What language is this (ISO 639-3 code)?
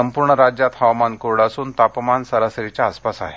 mar